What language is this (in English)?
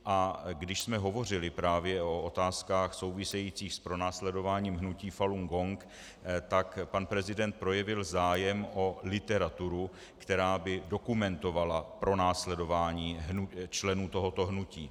Czech